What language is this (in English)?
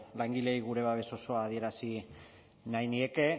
Basque